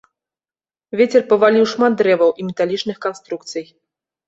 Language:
Belarusian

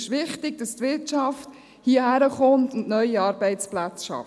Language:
Swiss German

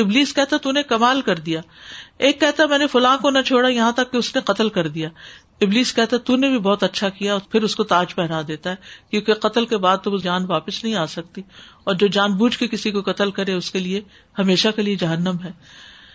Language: Urdu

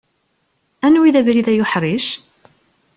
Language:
Kabyle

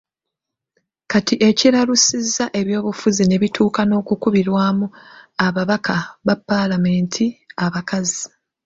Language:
Ganda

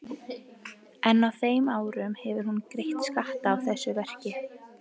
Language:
Icelandic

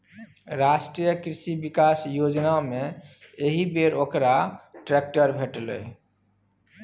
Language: Maithili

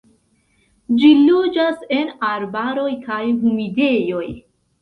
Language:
Esperanto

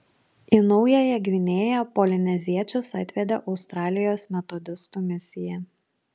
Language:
Lithuanian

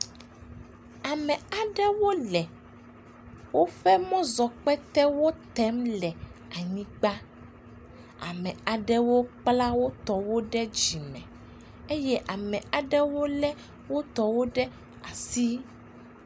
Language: Ewe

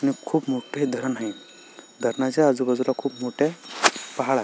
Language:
Marathi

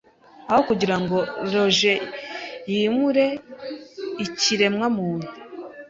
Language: Kinyarwanda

